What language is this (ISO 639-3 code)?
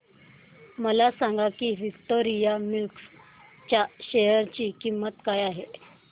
mar